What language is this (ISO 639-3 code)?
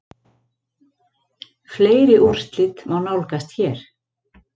isl